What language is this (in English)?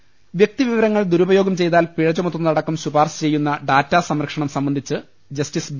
Malayalam